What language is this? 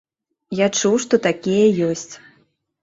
Belarusian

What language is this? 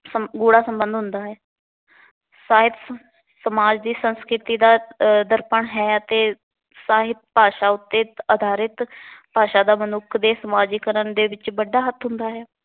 Punjabi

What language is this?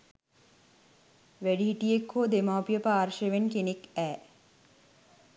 Sinhala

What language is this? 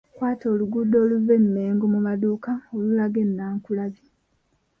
Ganda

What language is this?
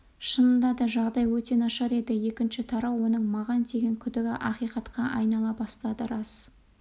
Kazakh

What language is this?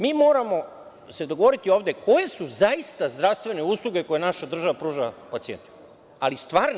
Serbian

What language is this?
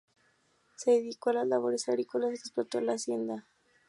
Spanish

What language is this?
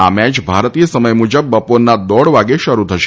Gujarati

